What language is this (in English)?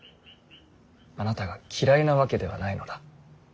Japanese